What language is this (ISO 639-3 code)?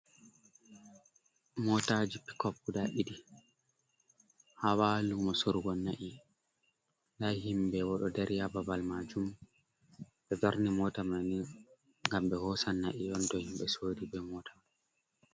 ful